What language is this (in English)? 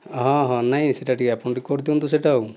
Odia